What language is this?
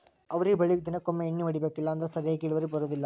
Kannada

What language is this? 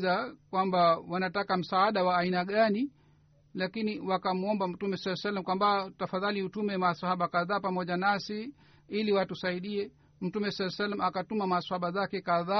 Swahili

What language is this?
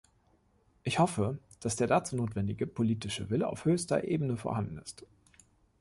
German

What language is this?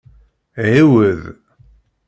Kabyle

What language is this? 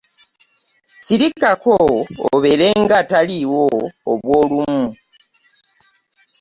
Ganda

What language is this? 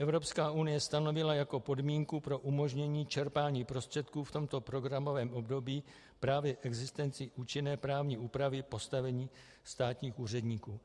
Czech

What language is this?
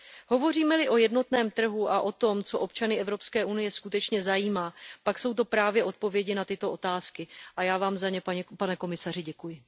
Czech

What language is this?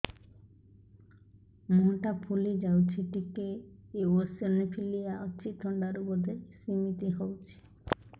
Odia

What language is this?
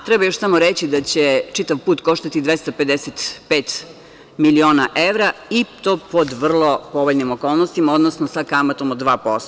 Serbian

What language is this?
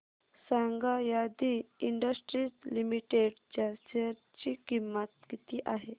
Marathi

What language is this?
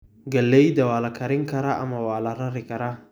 Somali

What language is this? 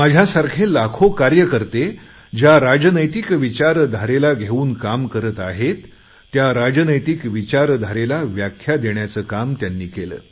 Marathi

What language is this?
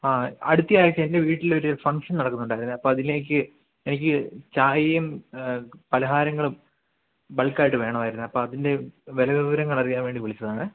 Malayalam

